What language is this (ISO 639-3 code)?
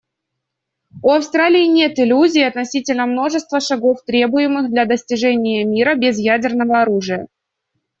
rus